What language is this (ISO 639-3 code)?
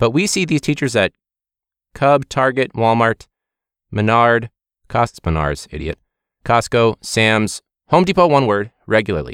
eng